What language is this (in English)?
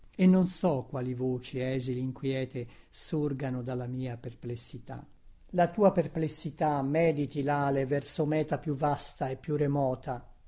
Italian